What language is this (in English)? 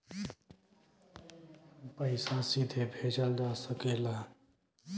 Bhojpuri